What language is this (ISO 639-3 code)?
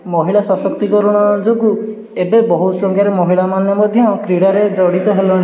ori